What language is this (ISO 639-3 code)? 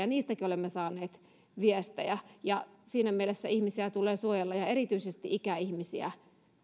fin